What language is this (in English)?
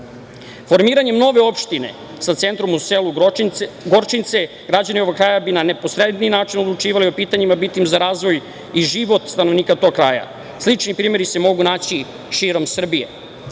Serbian